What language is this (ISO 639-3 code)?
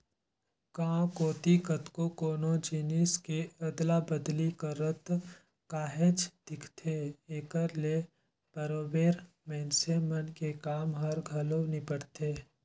hne